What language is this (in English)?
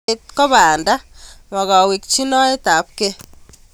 Kalenjin